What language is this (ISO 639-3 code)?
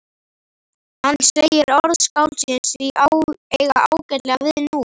isl